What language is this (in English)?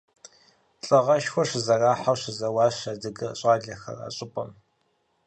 Kabardian